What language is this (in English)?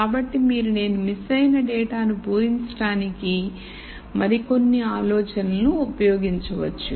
Telugu